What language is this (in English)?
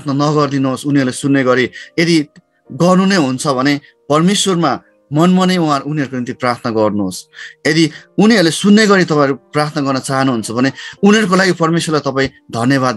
Hindi